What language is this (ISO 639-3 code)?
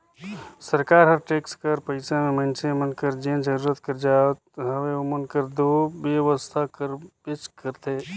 hne